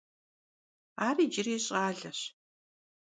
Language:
Kabardian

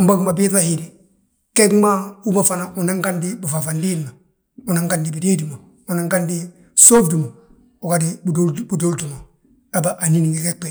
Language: Balanta-Ganja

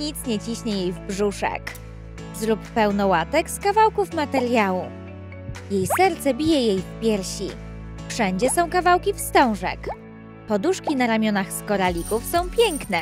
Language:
Polish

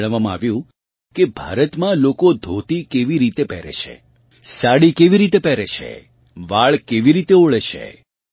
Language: Gujarati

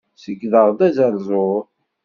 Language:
Kabyle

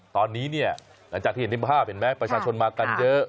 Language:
Thai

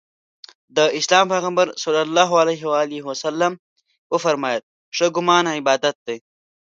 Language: Pashto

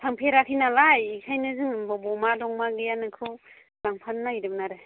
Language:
Bodo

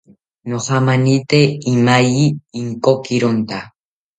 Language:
South Ucayali Ashéninka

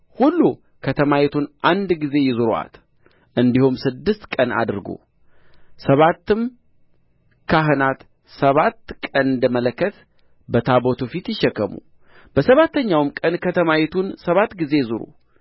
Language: Amharic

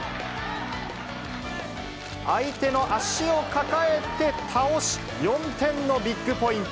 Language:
Japanese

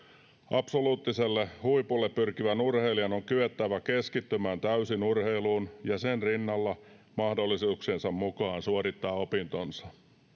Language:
Finnish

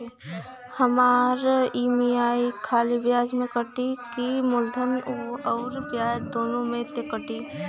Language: Bhojpuri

